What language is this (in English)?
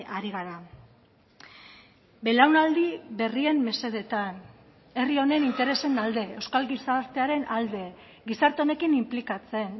Basque